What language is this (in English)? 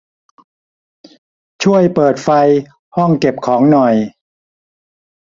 Thai